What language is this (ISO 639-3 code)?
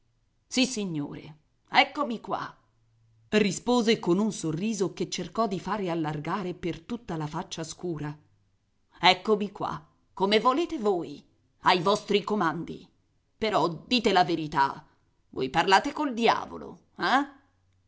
ita